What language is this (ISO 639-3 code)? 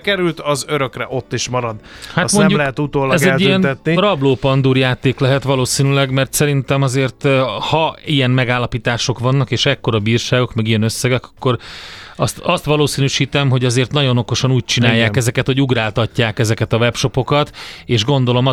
hun